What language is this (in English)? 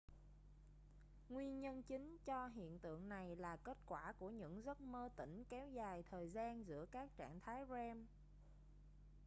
Vietnamese